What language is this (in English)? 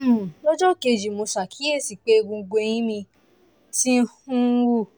Yoruba